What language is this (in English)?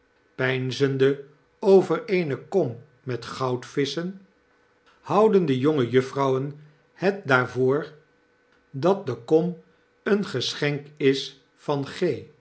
Dutch